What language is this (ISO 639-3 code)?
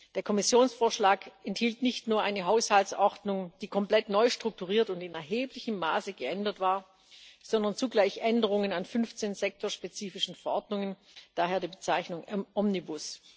deu